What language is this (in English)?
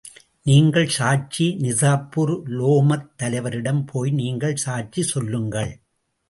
Tamil